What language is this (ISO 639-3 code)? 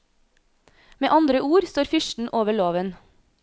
nor